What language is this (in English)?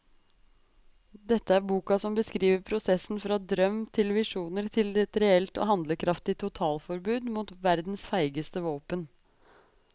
Norwegian